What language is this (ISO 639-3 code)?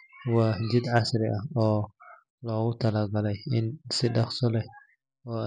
som